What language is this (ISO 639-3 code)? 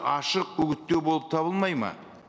kaz